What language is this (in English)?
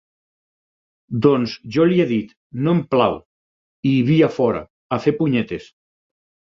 Catalan